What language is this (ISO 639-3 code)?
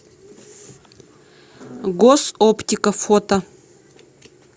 rus